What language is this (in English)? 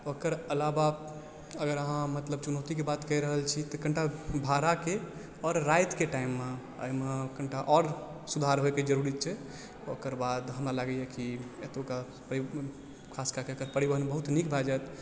Maithili